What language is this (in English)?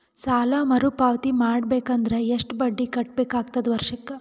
Kannada